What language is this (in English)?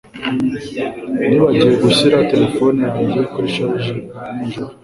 Kinyarwanda